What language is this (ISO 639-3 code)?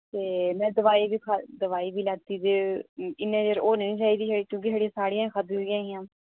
doi